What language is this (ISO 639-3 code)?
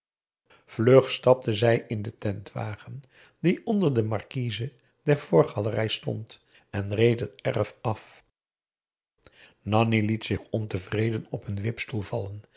nld